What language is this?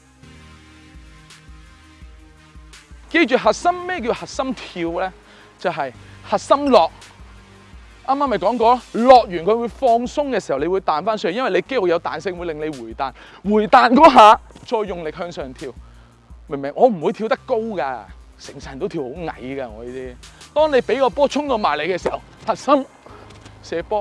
Chinese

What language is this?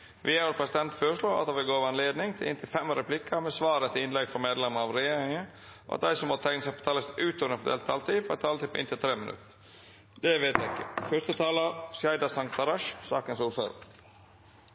Norwegian Nynorsk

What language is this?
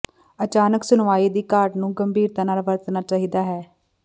Punjabi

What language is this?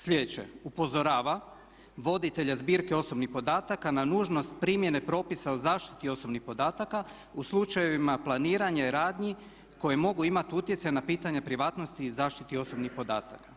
Croatian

